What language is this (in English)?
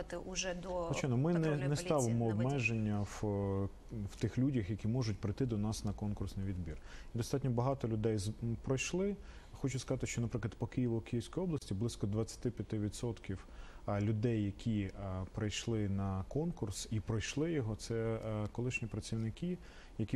Russian